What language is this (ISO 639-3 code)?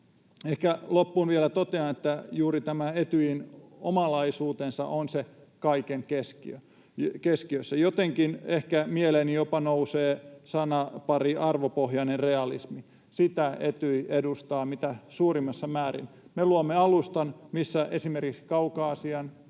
fin